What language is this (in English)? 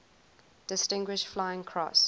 English